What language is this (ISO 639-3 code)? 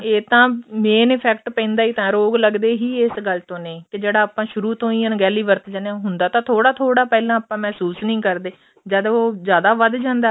pan